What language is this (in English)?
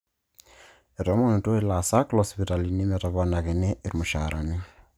Masai